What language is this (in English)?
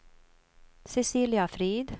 Swedish